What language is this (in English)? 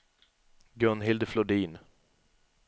Swedish